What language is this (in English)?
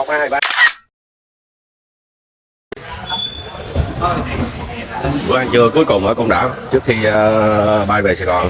Vietnamese